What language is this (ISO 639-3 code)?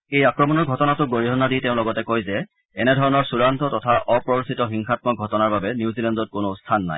asm